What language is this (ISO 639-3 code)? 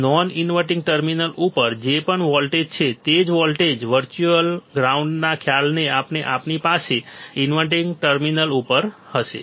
guj